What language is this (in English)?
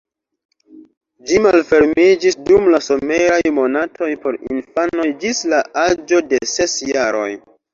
Esperanto